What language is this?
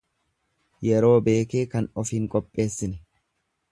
Oromo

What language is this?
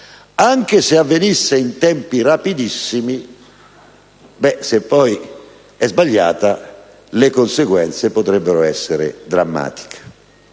Italian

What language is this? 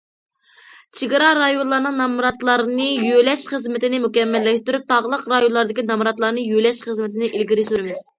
Uyghur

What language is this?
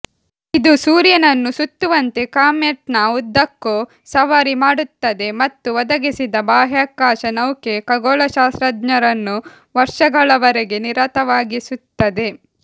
Kannada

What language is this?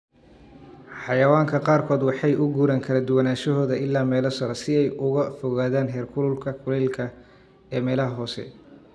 Somali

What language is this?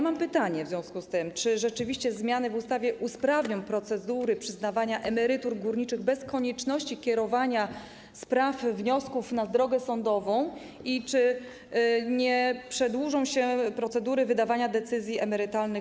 Polish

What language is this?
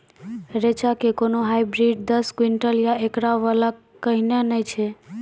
Maithili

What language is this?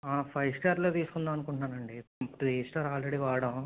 Telugu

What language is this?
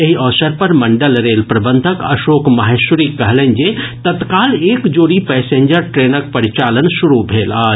Maithili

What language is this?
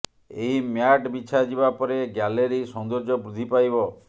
Odia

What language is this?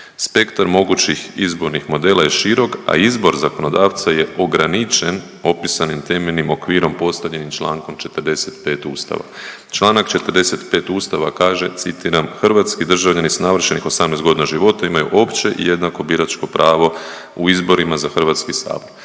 Croatian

